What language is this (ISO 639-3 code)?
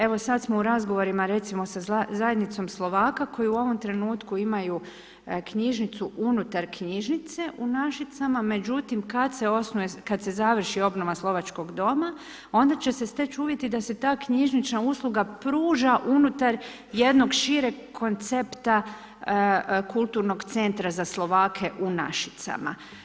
hrv